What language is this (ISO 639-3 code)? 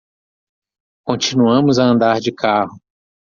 por